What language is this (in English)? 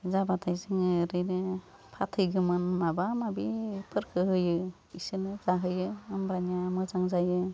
Bodo